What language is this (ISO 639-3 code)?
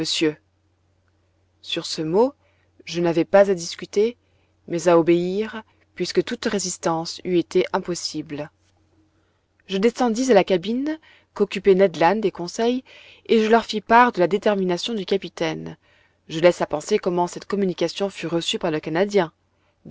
fra